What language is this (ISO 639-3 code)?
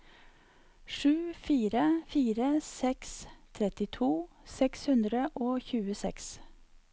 nor